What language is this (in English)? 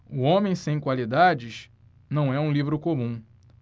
Portuguese